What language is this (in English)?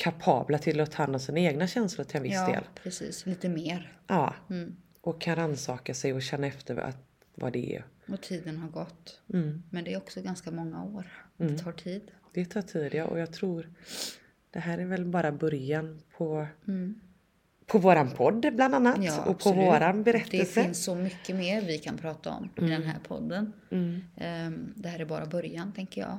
Swedish